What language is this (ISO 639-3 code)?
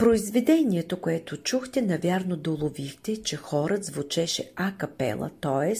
bul